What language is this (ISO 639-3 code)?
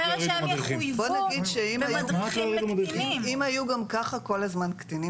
heb